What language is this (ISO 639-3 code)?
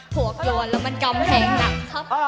tha